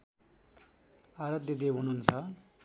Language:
Nepali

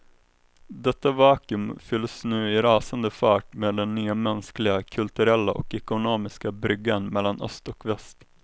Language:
Swedish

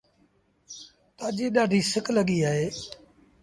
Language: Sindhi Bhil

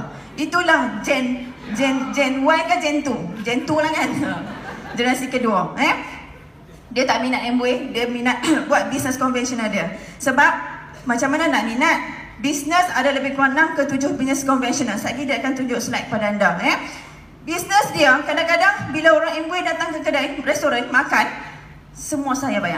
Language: Malay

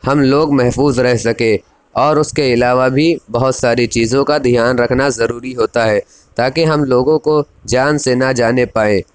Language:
Urdu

